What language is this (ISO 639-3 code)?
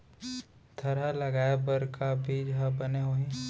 hne